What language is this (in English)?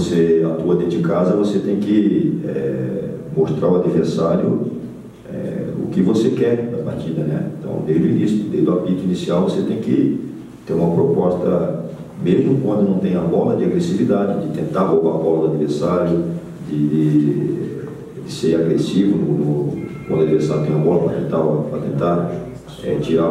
Portuguese